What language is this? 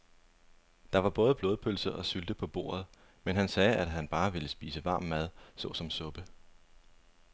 Danish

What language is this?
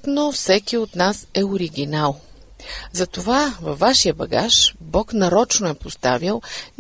Bulgarian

